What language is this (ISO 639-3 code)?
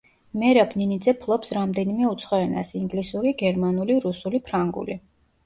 kat